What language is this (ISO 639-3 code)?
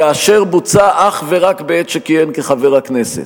heb